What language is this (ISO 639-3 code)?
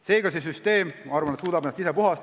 est